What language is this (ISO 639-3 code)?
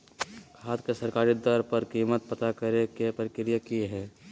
mag